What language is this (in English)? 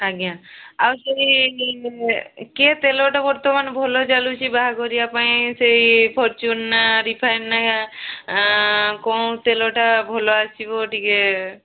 Odia